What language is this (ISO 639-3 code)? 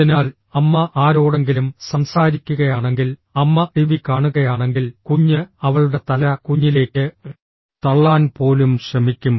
mal